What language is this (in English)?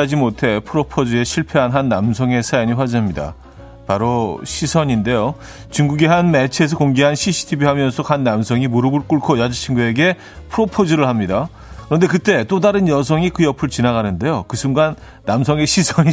Korean